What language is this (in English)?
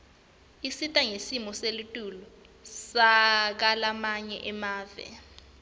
Swati